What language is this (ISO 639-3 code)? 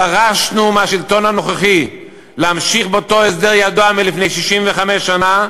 heb